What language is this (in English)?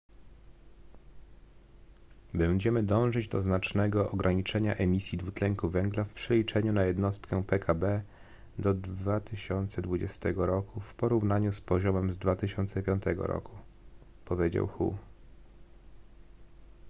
Polish